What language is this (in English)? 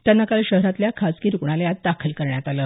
Marathi